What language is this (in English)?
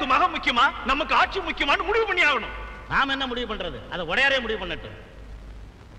Tamil